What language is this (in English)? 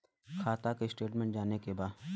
Bhojpuri